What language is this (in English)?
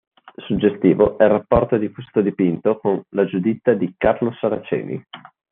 Italian